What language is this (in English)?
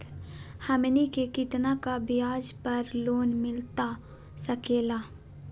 Magahi